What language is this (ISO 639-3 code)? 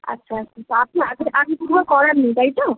ben